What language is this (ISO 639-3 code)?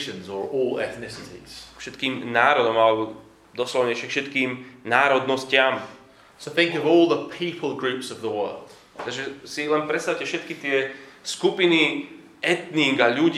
slk